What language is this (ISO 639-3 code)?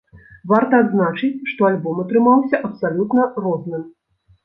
bel